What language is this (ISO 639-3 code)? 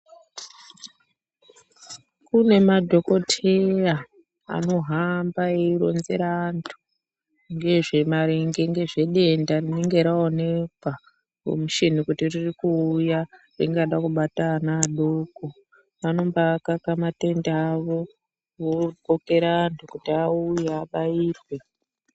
ndc